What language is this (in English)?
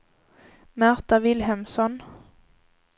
Swedish